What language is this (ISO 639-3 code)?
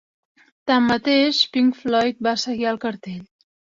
cat